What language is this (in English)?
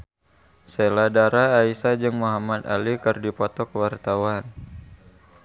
Sundanese